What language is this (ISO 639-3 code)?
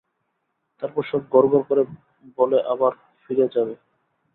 ben